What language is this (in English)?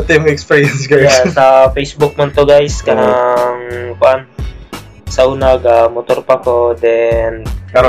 Filipino